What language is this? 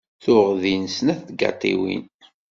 Kabyle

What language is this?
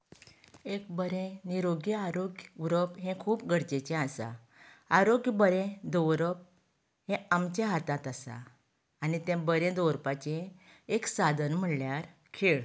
Konkani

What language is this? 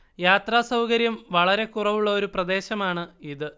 Malayalam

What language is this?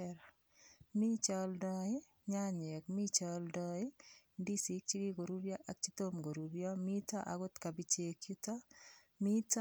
Kalenjin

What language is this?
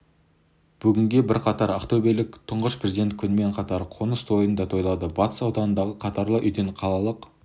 Kazakh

